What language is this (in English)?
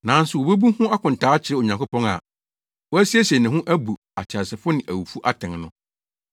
Akan